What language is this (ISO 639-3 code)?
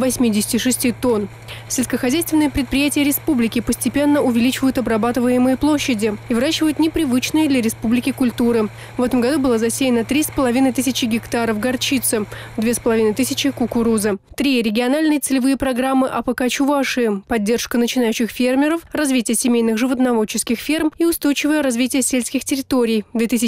rus